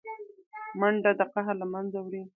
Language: Pashto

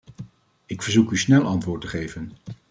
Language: Dutch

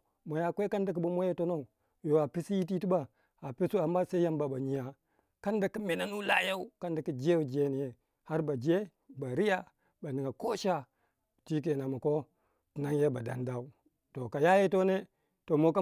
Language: Waja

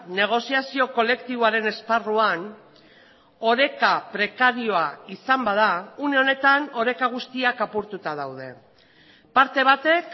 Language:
Basque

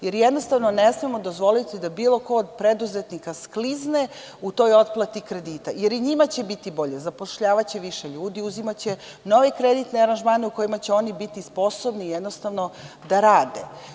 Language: Serbian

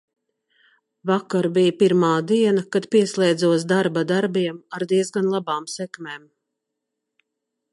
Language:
Latvian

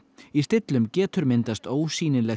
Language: Icelandic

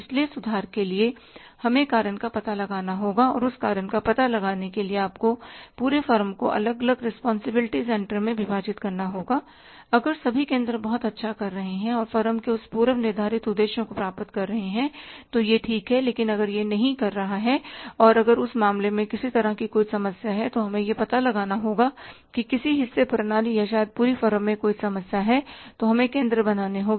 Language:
Hindi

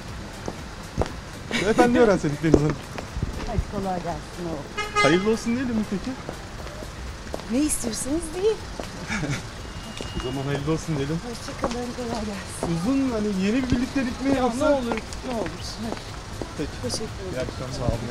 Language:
Turkish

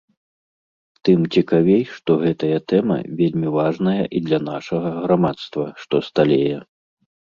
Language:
Belarusian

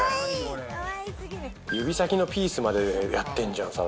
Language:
Japanese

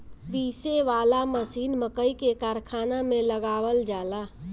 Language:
Bhojpuri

